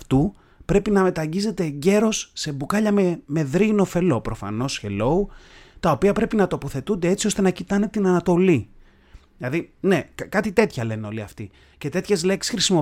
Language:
Greek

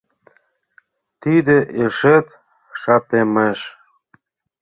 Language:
Mari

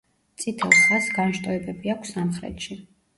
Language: Georgian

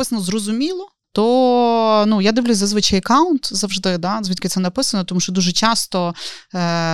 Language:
Ukrainian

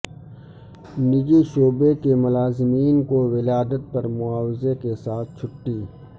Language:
Urdu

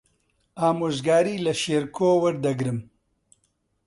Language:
Central Kurdish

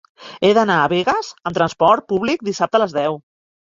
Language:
Catalan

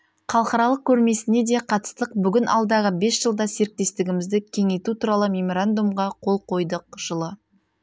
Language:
Kazakh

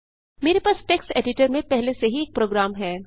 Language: Hindi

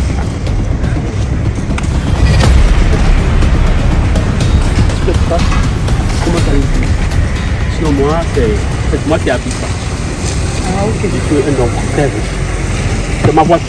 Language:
French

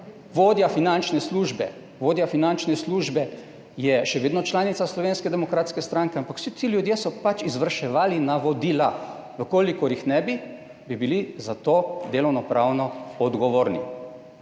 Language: Slovenian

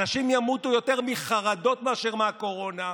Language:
Hebrew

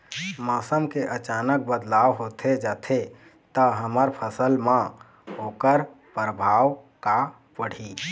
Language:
Chhattisgarhi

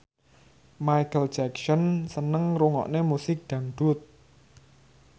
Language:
Javanese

